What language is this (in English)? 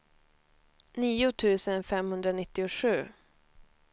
Swedish